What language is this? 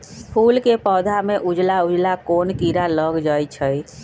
Magahi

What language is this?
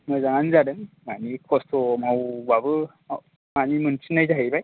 Bodo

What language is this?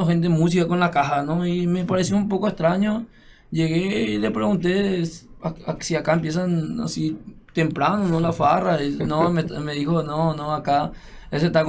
Spanish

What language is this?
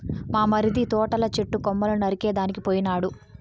Telugu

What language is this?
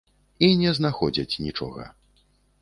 Belarusian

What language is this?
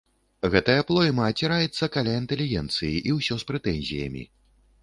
Belarusian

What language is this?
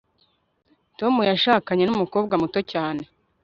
Kinyarwanda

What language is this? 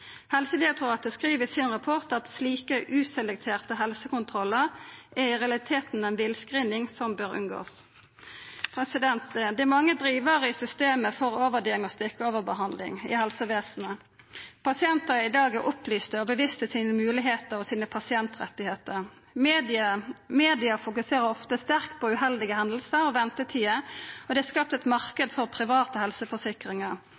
Norwegian Nynorsk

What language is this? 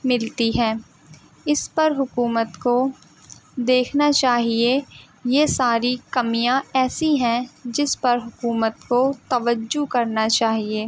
Urdu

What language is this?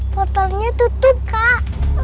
Indonesian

